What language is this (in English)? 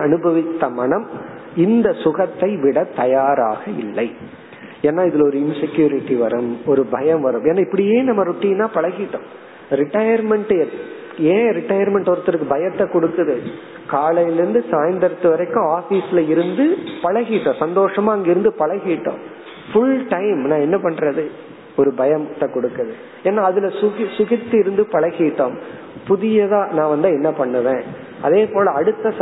Tamil